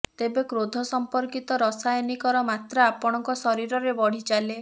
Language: Odia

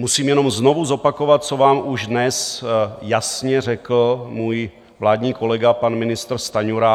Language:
Czech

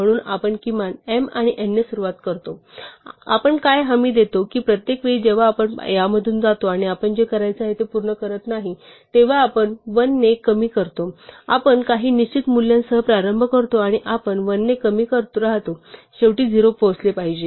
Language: Marathi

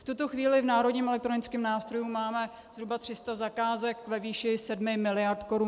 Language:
Czech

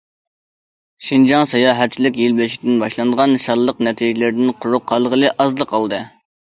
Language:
Uyghur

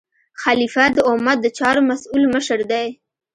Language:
Pashto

